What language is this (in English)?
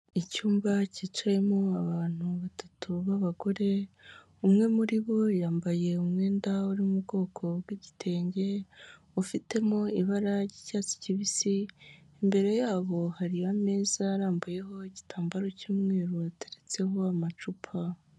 Kinyarwanda